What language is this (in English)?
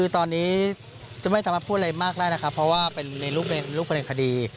Thai